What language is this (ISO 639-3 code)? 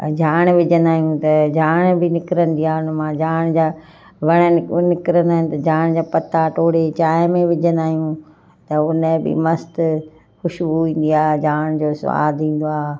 snd